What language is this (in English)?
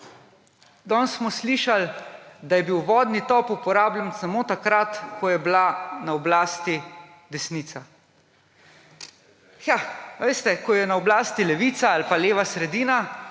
Slovenian